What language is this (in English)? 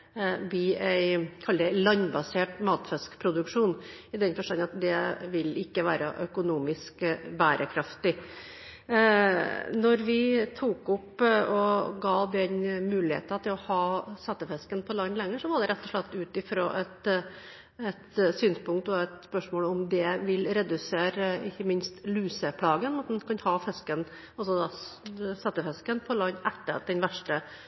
Norwegian Bokmål